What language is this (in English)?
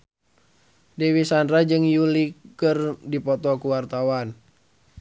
Sundanese